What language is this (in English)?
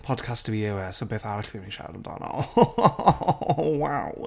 Welsh